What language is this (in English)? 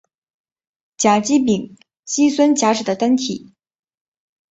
Chinese